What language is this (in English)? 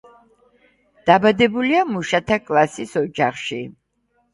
Georgian